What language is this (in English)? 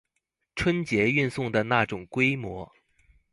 Chinese